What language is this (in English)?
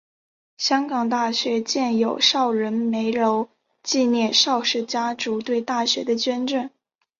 Chinese